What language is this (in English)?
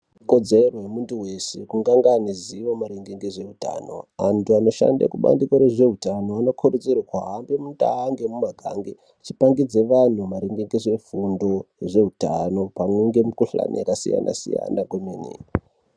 Ndau